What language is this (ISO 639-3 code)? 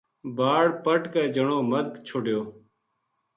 gju